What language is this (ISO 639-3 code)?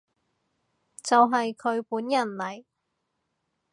yue